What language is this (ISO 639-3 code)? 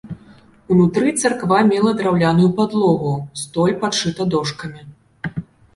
bel